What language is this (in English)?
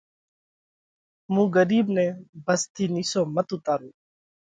Parkari Koli